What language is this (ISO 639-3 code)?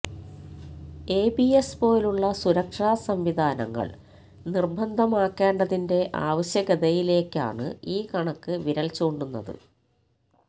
mal